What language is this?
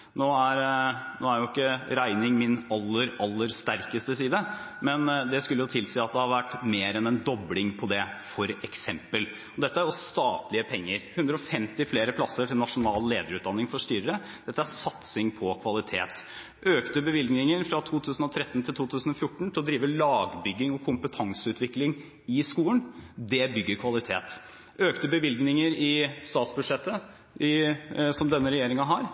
Norwegian Bokmål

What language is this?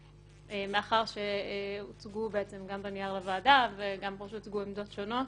Hebrew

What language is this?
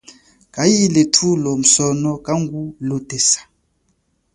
Chokwe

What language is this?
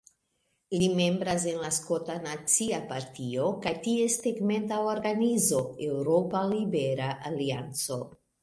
Esperanto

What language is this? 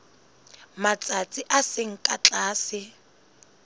Southern Sotho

